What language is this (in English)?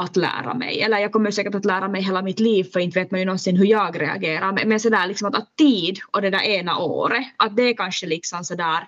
Swedish